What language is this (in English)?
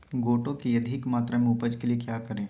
Magahi